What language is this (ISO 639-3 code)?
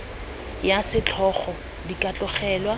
tsn